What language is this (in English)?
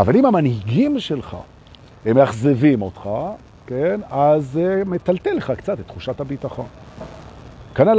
Hebrew